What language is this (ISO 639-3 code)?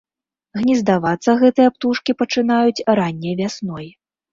bel